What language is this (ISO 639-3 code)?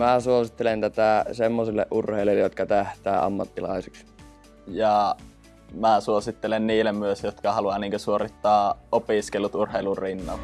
fin